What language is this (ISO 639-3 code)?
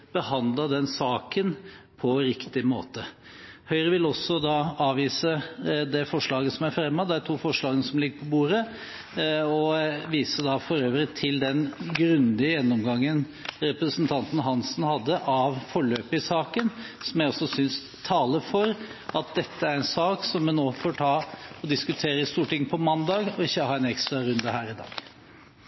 nob